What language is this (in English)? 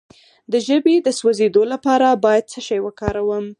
Pashto